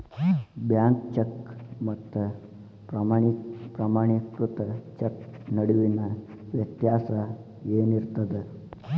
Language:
Kannada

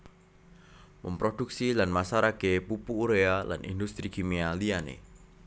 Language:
Javanese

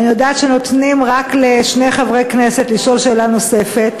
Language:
Hebrew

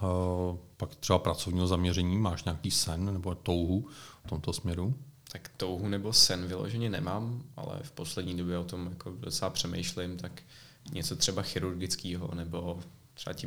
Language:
Czech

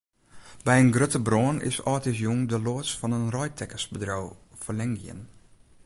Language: Western Frisian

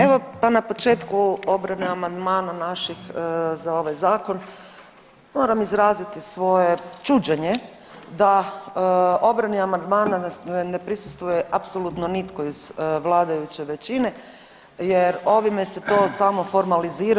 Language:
Croatian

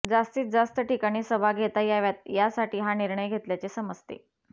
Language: Marathi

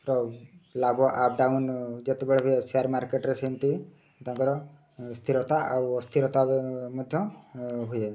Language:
Odia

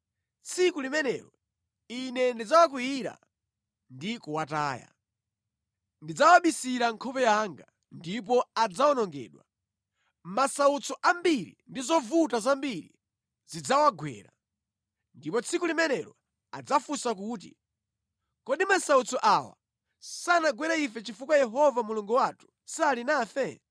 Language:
Nyanja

